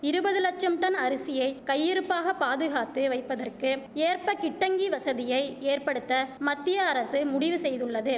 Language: Tamil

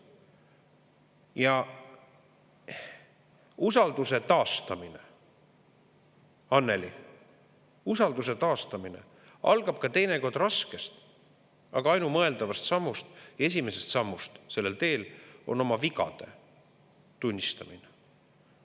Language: Estonian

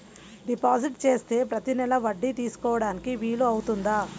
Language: Telugu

